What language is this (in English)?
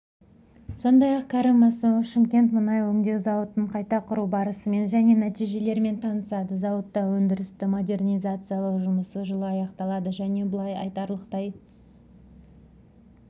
Kazakh